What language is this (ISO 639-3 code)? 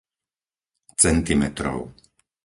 slk